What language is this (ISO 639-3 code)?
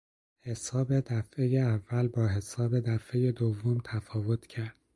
fas